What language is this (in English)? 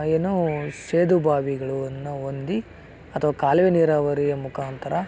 Kannada